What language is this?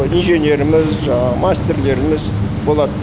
Kazakh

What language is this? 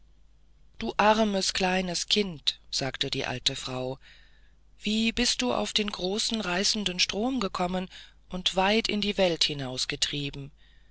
German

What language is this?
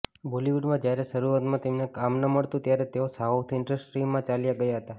Gujarati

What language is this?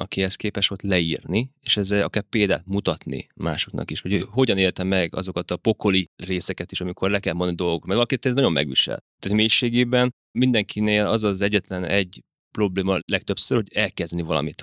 Hungarian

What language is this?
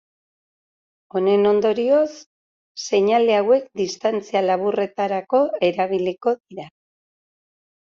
Basque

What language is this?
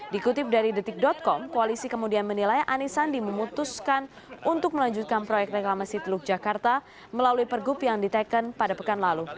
Indonesian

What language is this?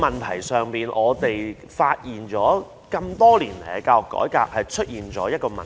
Cantonese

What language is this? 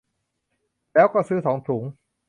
Thai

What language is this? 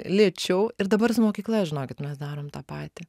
Lithuanian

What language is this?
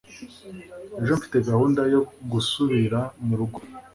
Kinyarwanda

